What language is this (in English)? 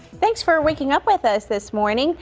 English